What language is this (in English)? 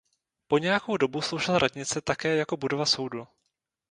Czech